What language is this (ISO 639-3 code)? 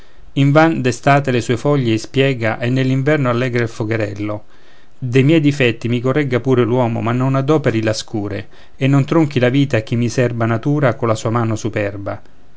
ita